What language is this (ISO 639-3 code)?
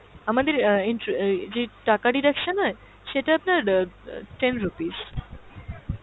ben